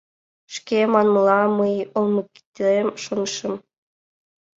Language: Mari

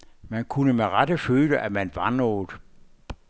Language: Danish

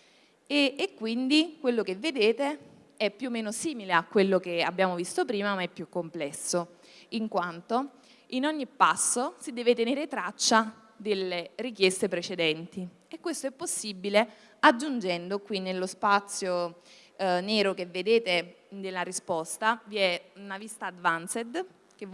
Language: Italian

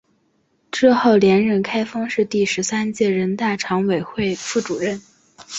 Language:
Chinese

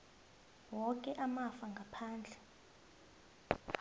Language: South Ndebele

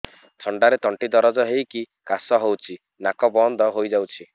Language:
Odia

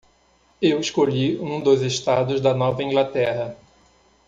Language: Portuguese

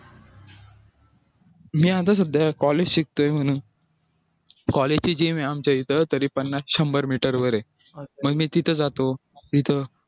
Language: Marathi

